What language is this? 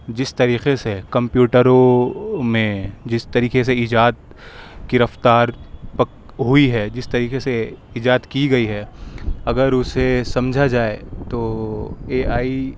Urdu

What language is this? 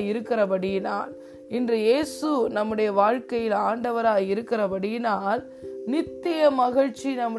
Tamil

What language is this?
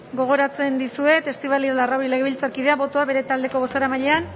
Basque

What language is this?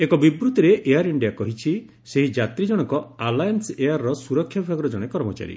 Odia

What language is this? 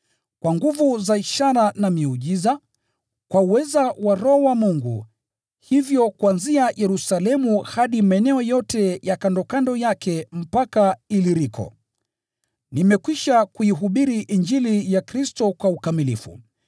Swahili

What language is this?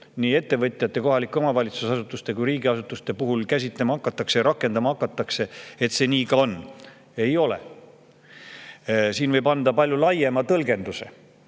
Estonian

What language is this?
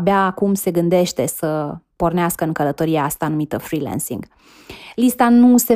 Romanian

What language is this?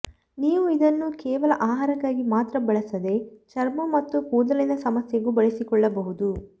Kannada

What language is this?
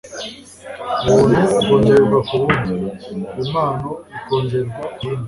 Kinyarwanda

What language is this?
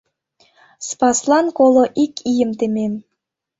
Mari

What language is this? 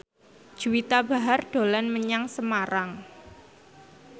Javanese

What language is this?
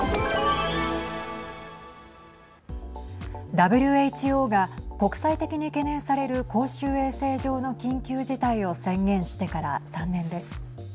Japanese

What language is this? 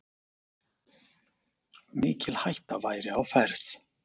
Icelandic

